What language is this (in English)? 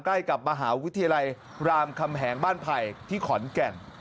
Thai